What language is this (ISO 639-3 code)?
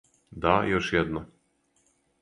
srp